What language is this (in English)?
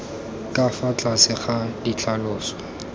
Tswana